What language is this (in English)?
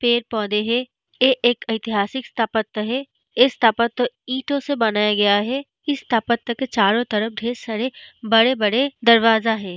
Hindi